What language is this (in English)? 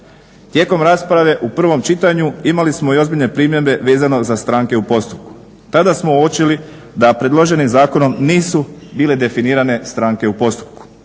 Croatian